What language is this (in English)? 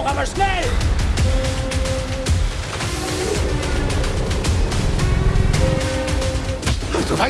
German